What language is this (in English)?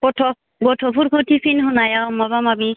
Bodo